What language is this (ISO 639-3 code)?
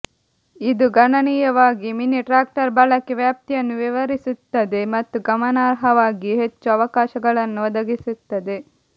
kan